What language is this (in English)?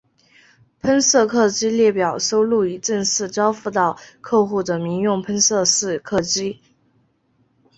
Chinese